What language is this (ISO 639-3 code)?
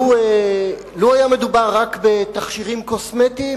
heb